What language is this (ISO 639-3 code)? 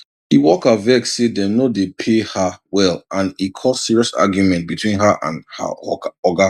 pcm